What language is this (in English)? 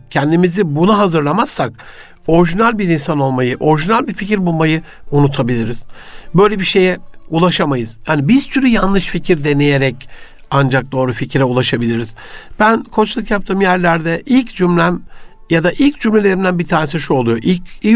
Turkish